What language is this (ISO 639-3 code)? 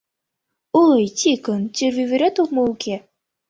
chm